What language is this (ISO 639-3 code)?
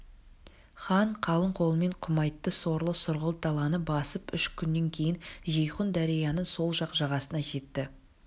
kaz